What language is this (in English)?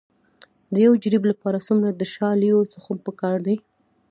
Pashto